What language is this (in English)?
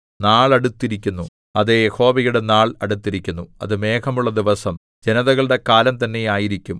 Malayalam